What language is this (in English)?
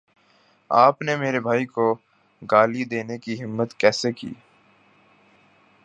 Urdu